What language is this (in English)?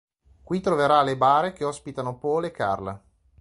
Italian